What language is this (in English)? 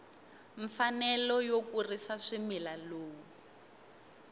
Tsonga